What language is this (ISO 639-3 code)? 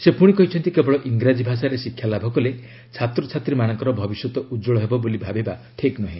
ori